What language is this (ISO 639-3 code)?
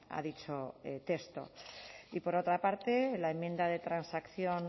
spa